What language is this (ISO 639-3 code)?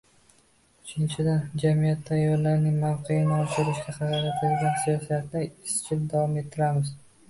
uzb